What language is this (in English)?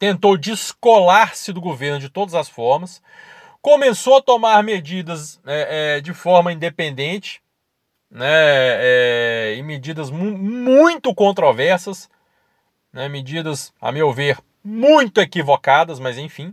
Portuguese